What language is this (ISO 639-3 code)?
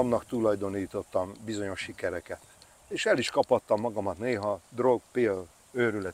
hun